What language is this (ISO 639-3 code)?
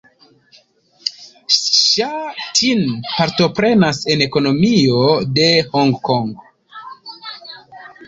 epo